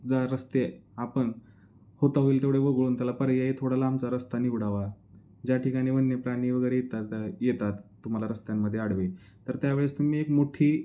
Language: Marathi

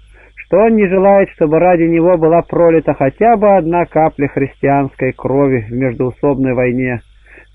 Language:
Russian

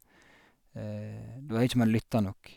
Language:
Norwegian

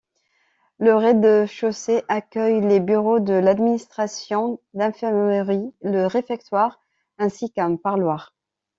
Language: French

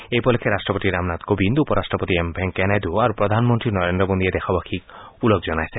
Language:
Assamese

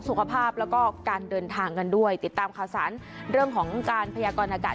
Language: Thai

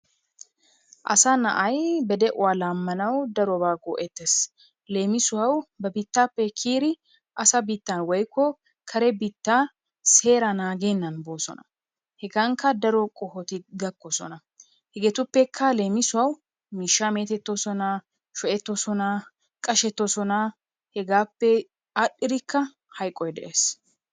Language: Wolaytta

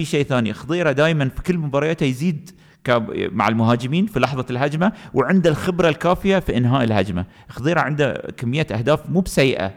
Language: Arabic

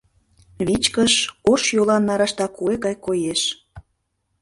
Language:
Mari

